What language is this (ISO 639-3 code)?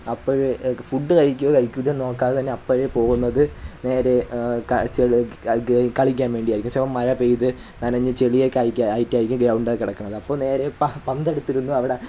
mal